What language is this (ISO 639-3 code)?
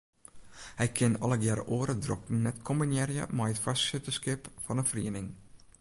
fry